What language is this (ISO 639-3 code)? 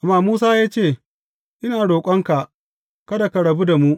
hau